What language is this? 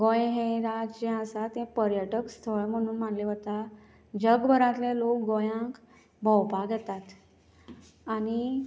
Konkani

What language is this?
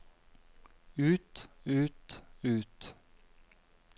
Norwegian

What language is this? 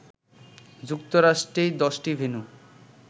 Bangla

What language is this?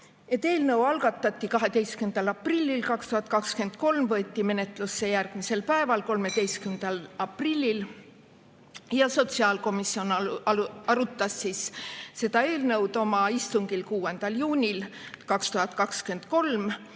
Estonian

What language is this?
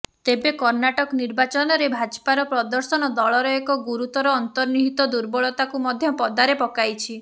Odia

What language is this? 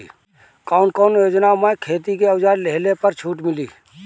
Bhojpuri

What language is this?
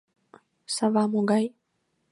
Mari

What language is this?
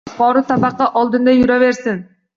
Uzbek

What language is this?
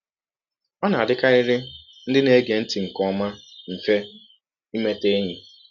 Igbo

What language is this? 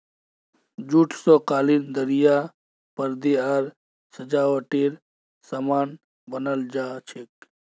Magahi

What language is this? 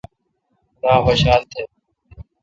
Kalkoti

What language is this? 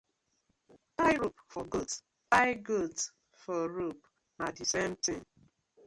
Nigerian Pidgin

